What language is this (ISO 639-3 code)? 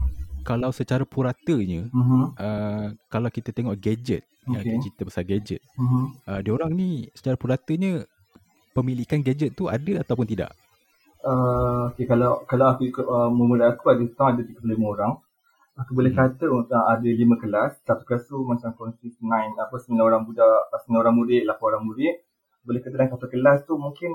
msa